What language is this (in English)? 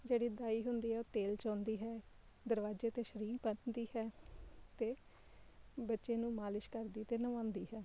Punjabi